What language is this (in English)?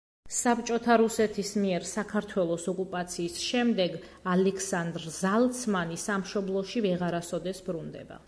Georgian